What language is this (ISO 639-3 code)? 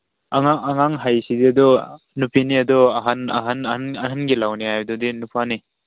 mni